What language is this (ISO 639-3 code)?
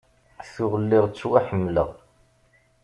kab